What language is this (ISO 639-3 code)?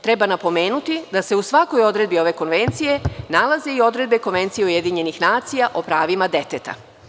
srp